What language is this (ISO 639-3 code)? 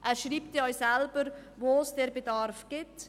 gsw